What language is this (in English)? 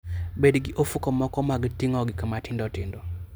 Luo (Kenya and Tanzania)